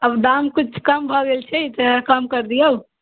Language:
Maithili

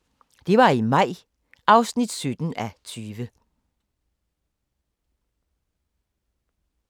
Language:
Danish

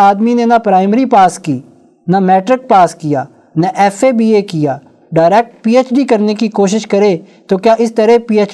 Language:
Urdu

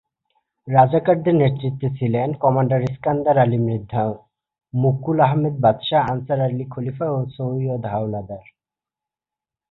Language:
Bangla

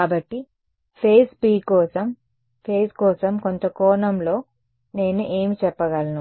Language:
Telugu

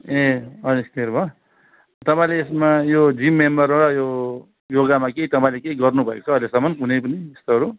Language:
Nepali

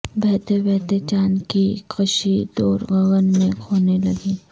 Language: Urdu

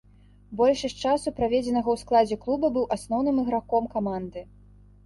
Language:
Belarusian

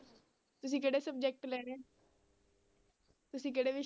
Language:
Punjabi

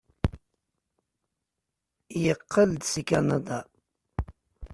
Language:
Kabyle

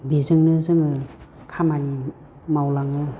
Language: Bodo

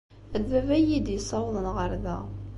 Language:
Kabyle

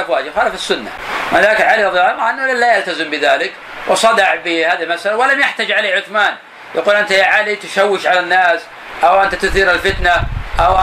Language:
Arabic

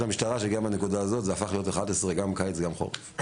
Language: Hebrew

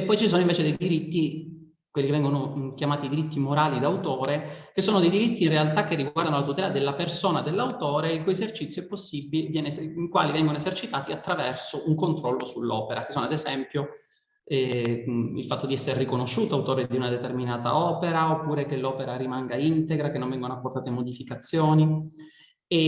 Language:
Italian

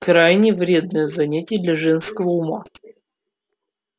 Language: Russian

